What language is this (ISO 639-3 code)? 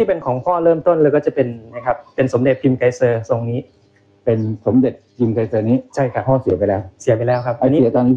tha